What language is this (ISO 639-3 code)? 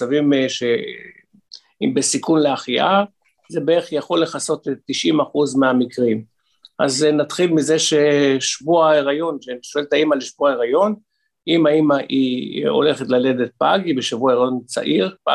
heb